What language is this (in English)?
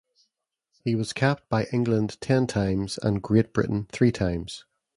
English